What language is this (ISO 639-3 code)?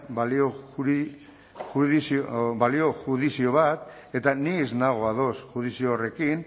eus